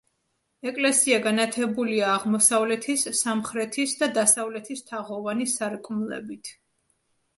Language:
Georgian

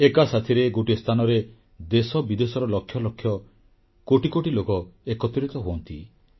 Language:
Odia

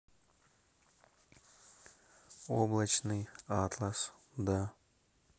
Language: Russian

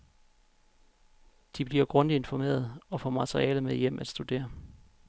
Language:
Danish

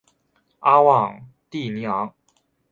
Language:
Chinese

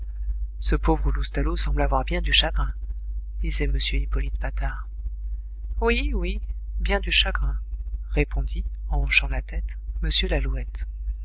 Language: French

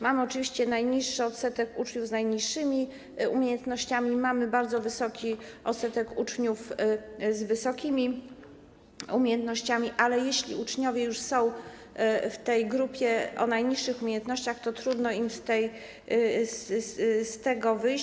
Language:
Polish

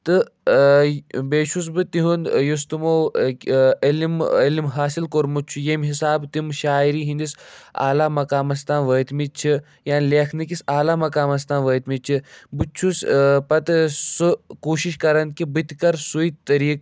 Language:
Kashmiri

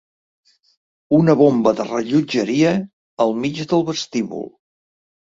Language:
Catalan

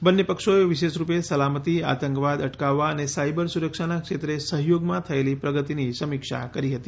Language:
Gujarati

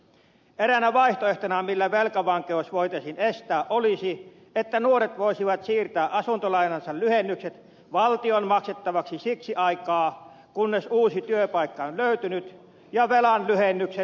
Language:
Finnish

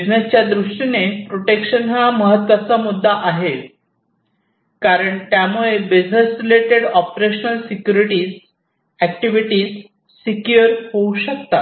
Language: Marathi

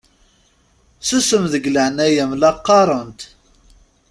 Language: Kabyle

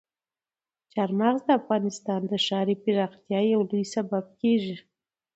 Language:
Pashto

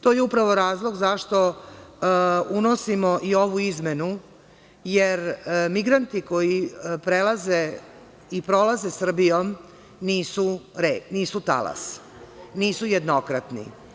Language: Serbian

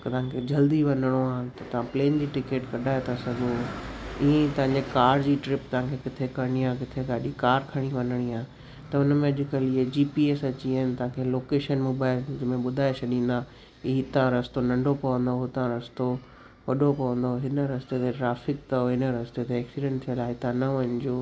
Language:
Sindhi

